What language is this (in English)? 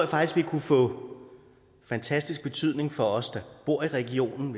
Danish